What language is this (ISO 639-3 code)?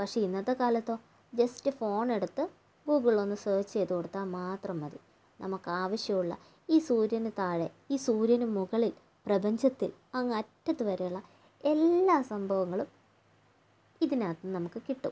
mal